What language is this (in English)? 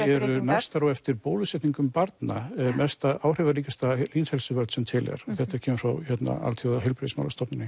Icelandic